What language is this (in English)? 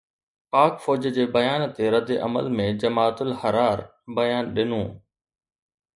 Sindhi